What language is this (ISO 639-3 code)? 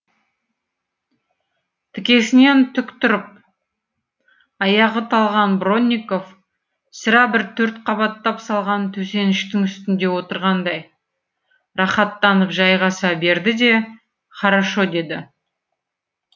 kaz